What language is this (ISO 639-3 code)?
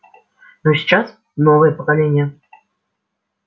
rus